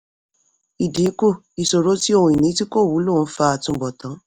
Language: Yoruba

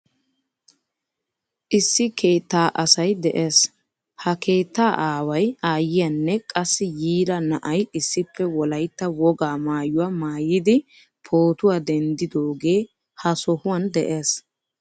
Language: Wolaytta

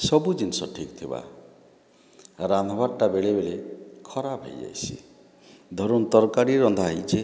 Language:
Odia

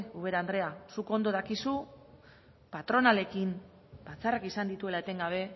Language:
Basque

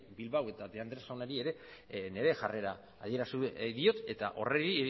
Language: Basque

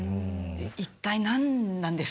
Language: Japanese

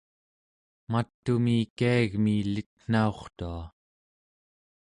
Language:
Central Yupik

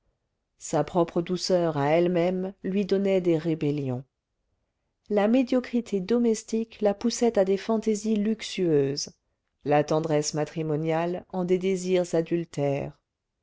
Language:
French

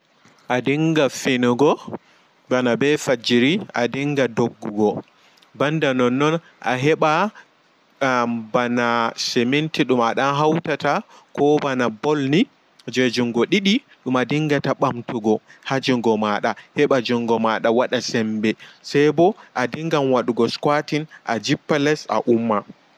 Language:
Fula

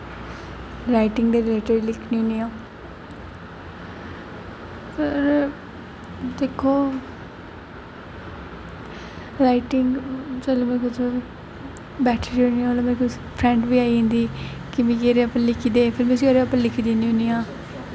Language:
Dogri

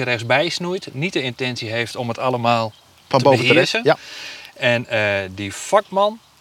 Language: Dutch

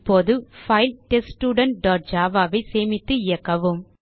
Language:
Tamil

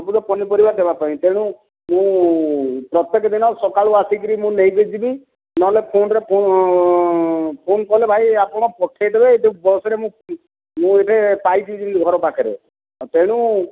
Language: Odia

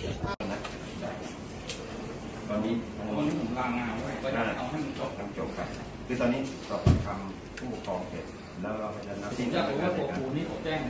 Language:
Thai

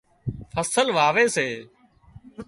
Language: Wadiyara Koli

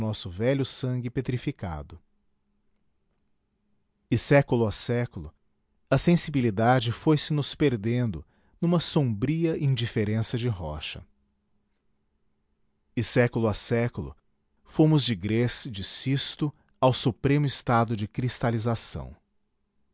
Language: Portuguese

